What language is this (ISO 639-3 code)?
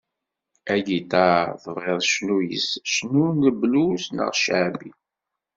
kab